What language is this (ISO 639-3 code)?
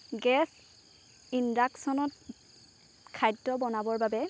asm